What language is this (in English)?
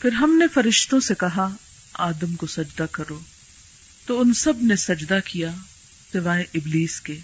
Urdu